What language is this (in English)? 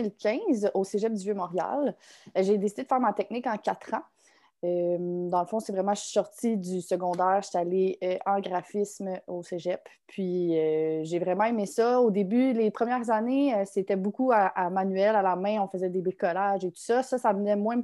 French